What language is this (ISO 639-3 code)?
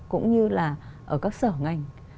vie